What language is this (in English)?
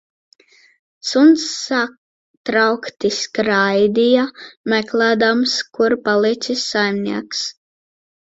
Latvian